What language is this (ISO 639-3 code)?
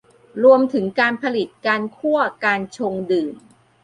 tha